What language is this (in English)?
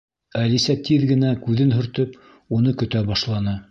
Bashkir